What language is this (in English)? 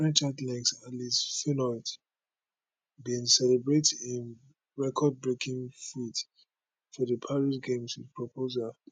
Nigerian Pidgin